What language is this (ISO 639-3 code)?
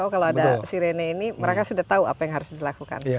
ind